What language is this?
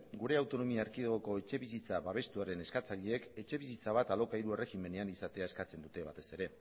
Basque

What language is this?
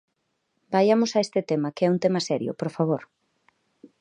Galician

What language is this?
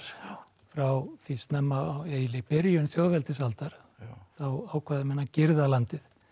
Icelandic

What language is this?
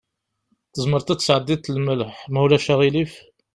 Kabyle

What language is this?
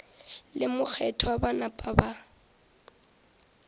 Northern Sotho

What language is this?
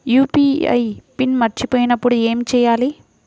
Telugu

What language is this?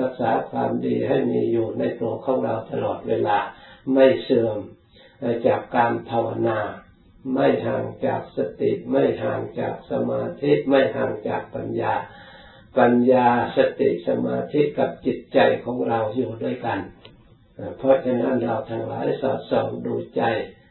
Thai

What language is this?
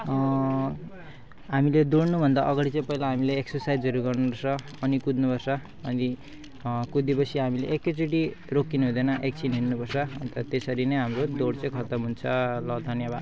Nepali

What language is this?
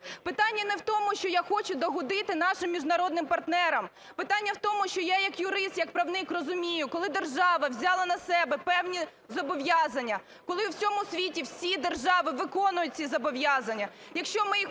Ukrainian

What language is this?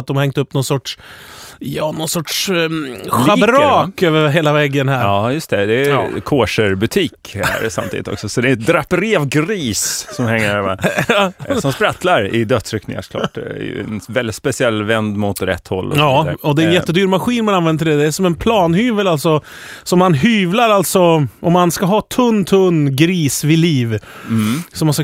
Swedish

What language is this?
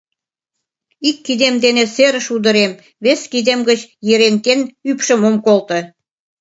Mari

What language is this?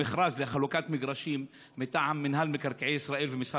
Hebrew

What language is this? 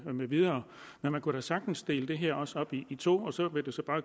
Danish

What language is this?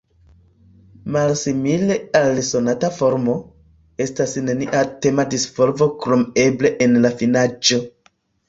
Esperanto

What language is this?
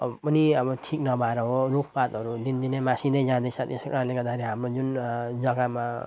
Nepali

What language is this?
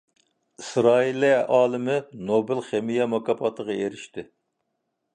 Uyghur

